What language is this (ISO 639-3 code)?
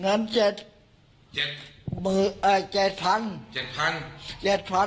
tha